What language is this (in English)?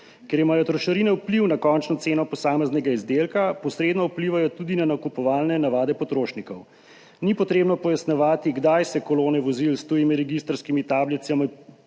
Slovenian